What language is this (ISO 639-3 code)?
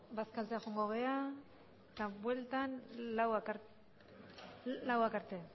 eus